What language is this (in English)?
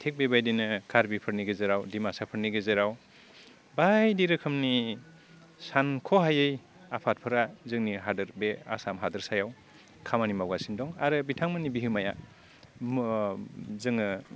Bodo